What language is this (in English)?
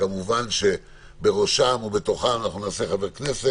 Hebrew